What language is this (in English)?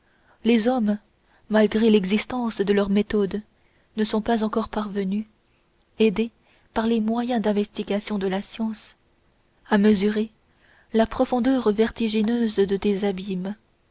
French